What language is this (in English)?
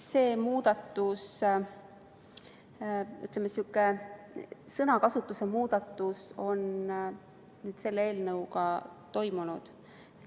Estonian